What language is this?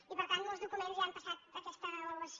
Catalan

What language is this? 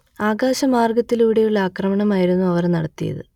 Malayalam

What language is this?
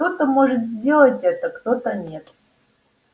Russian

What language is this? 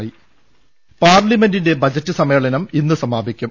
Malayalam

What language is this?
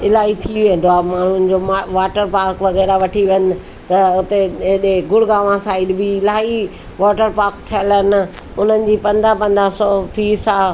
Sindhi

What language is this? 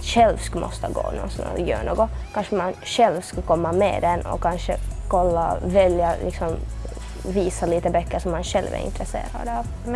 Swedish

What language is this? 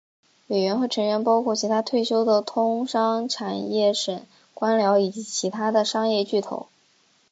Chinese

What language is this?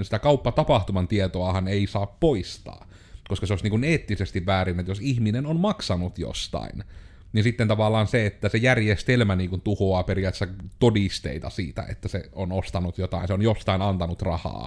Finnish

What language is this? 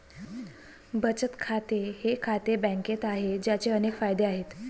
Marathi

